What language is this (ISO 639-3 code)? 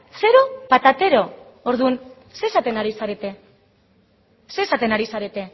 eus